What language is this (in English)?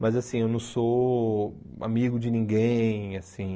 Portuguese